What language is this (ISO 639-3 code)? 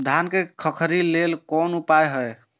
mai